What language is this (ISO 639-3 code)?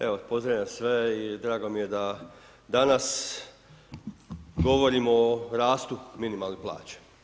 hrv